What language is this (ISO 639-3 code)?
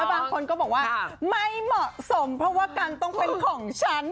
tha